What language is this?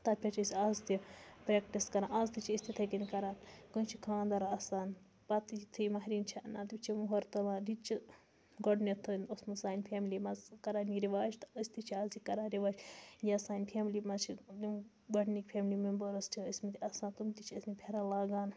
Kashmiri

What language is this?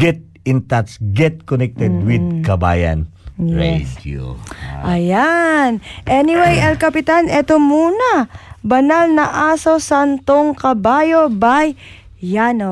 Filipino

